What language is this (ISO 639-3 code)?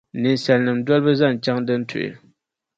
dag